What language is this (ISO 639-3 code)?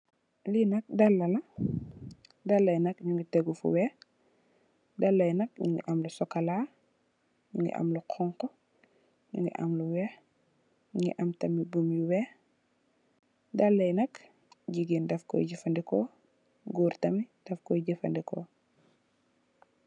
wol